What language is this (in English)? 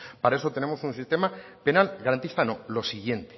Spanish